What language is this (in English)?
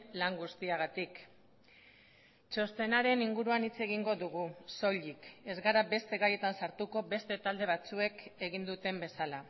Basque